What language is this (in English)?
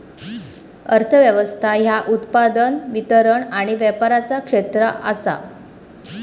Marathi